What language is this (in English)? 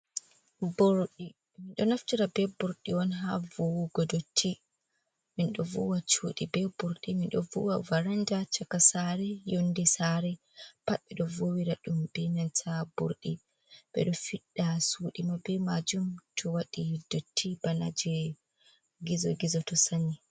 Fula